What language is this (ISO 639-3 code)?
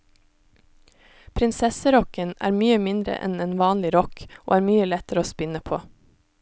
nor